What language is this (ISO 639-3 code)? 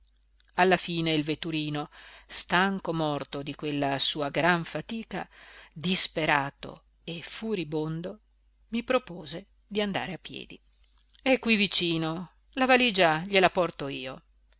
ita